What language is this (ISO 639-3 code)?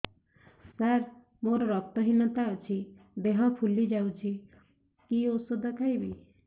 ori